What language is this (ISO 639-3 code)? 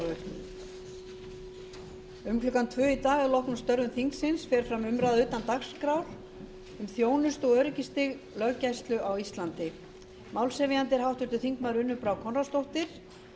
isl